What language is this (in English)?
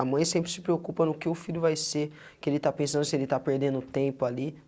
Portuguese